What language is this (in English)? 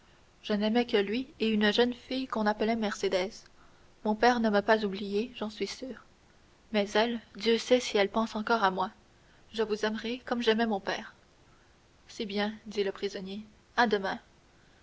French